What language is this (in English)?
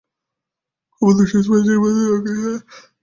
Bangla